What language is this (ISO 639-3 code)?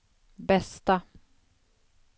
swe